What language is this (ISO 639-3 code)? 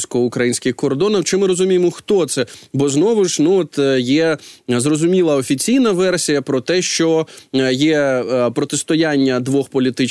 ukr